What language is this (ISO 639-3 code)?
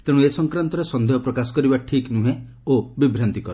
ori